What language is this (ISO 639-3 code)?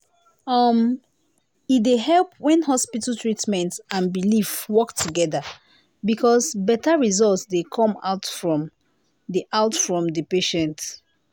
pcm